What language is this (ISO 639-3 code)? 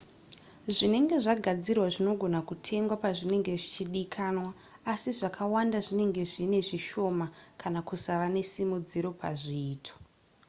sna